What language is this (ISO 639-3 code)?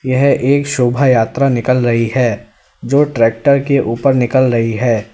hin